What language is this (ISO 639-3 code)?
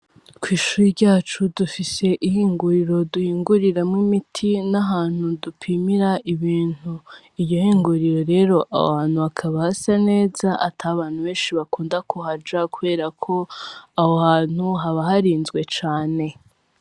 run